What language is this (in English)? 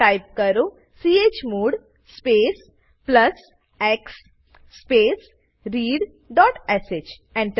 Gujarati